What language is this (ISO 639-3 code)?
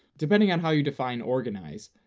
eng